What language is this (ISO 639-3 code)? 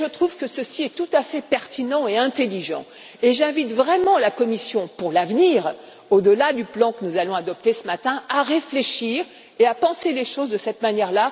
fra